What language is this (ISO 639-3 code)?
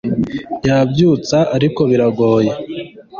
kin